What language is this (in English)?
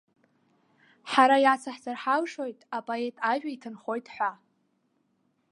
Abkhazian